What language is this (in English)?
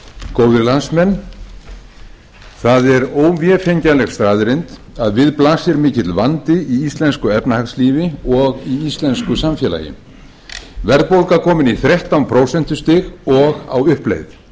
Icelandic